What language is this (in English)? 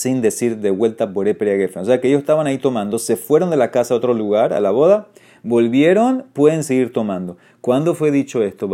Spanish